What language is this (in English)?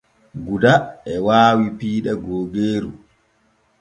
Borgu Fulfulde